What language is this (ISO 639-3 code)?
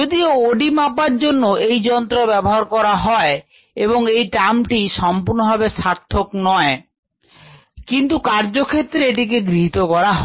ben